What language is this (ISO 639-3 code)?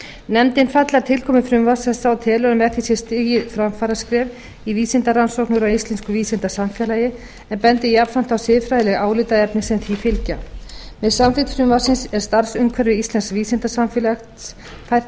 isl